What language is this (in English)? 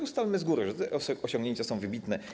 Polish